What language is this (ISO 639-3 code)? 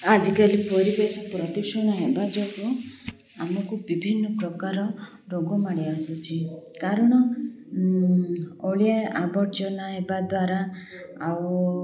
ori